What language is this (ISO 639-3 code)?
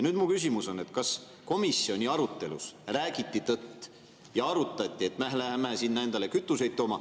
est